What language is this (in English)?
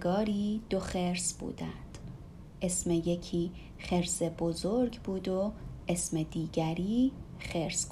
Persian